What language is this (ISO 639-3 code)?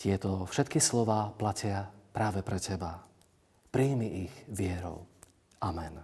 slk